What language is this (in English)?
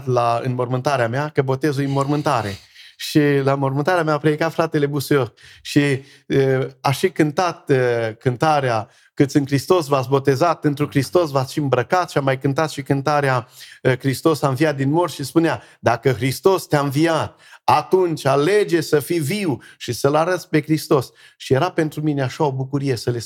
Romanian